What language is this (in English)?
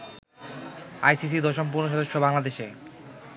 Bangla